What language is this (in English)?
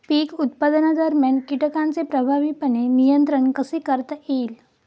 Marathi